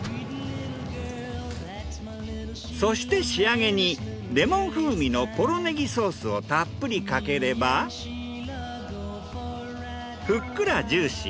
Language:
Japanese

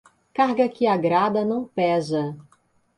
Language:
Portuguese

